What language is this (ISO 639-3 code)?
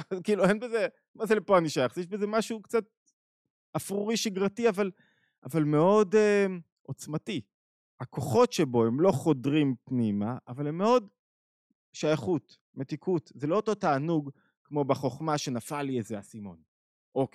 heb